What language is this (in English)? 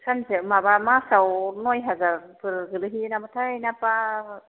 Bodo